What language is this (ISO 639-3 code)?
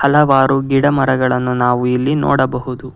kan